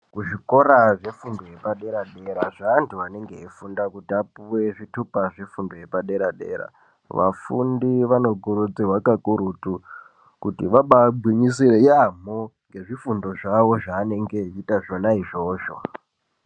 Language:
Ndau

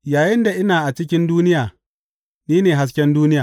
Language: Hausa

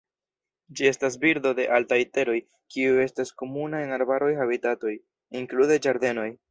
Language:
Esperanto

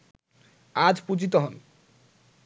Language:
Bangla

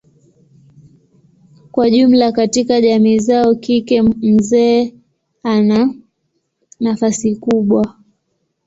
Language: Swahili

